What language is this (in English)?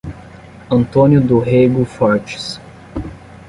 Portuguese